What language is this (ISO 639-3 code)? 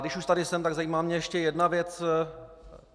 ces